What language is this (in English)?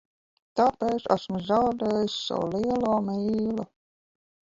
Latvian